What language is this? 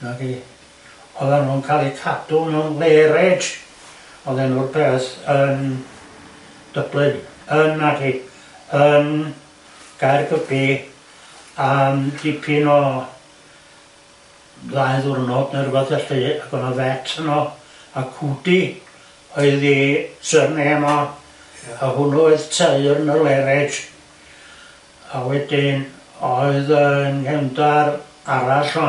Welsh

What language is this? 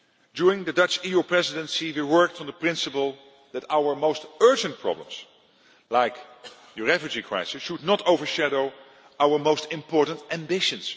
English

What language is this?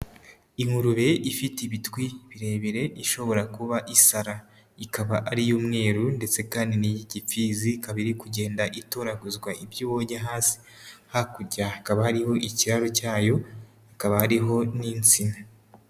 Kinyarwanda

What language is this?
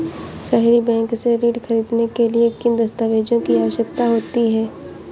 Hindi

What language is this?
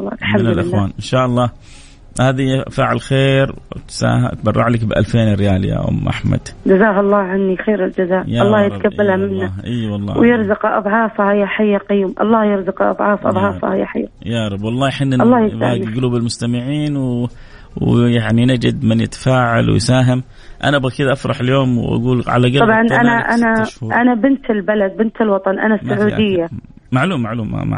Arabic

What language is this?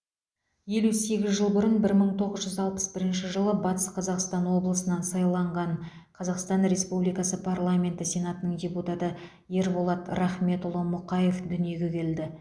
Kazakh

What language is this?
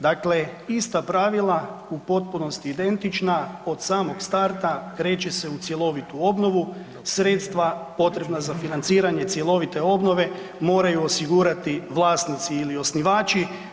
Croatian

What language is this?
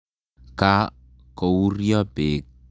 Kalenjin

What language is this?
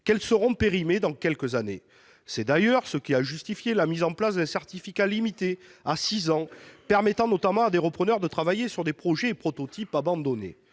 French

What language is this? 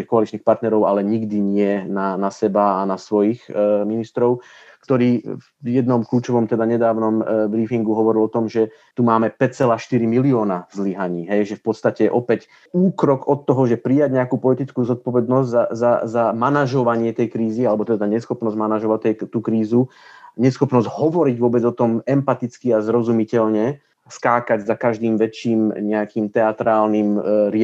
Slovak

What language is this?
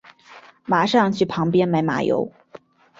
Chinese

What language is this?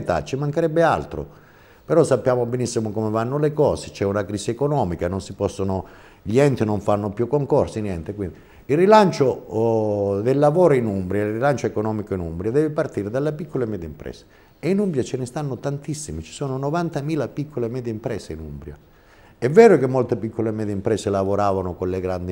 Italian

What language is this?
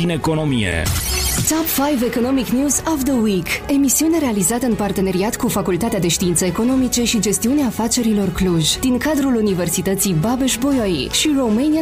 Romanian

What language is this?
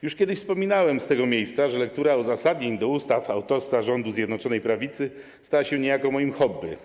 Polish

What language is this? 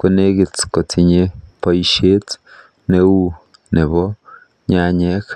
Kalenjin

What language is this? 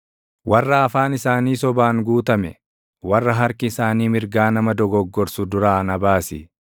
Oromo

